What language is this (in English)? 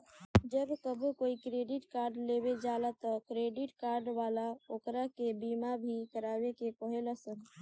Bhojpuri